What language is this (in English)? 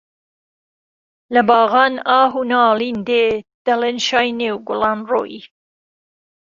Central Kurdish